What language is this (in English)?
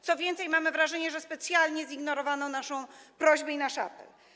Polish